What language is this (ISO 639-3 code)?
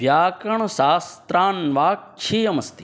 san